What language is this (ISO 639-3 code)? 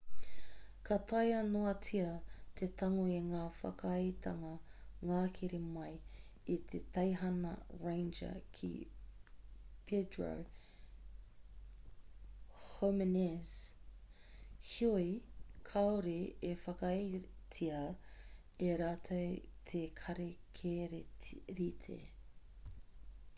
mri